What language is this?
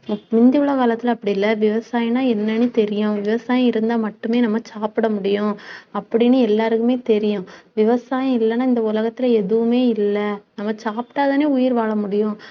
Tamil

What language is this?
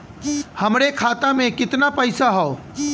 Bhojpuri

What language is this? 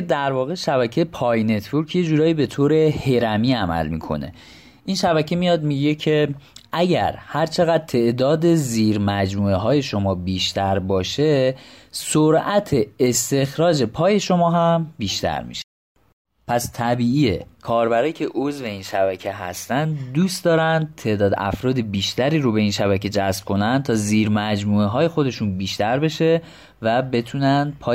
Persian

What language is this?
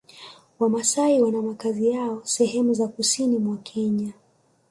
Swahili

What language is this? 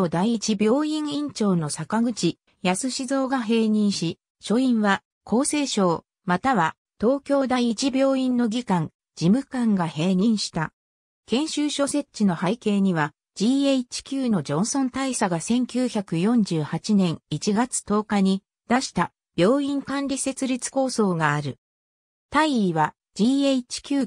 Japanese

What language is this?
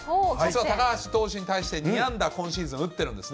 Japanese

